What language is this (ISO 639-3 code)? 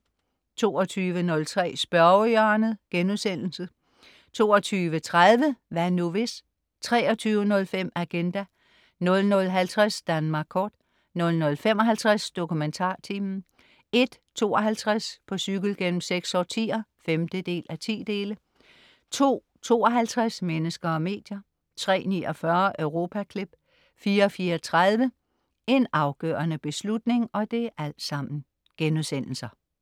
dan